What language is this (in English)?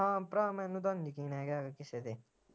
Punjabi